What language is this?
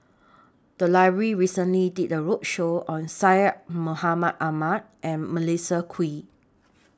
English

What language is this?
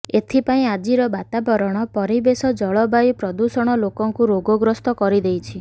Odia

